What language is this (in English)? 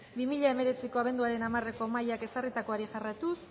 Basque